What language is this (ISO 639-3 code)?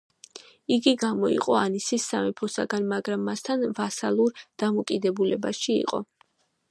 kat